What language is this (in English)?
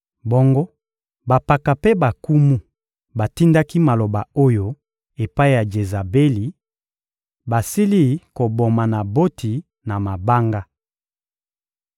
Lingala